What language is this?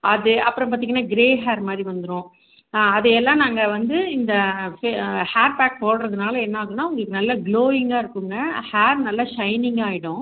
Tamil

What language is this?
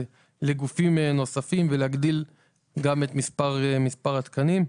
Hebrew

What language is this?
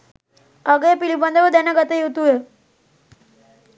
Sinhala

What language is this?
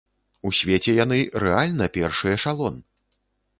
Belarusian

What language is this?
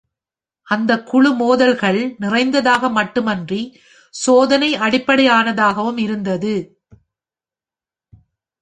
Tamil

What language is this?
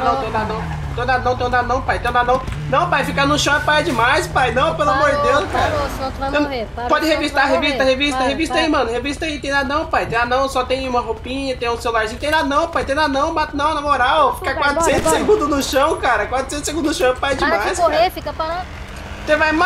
Portuguese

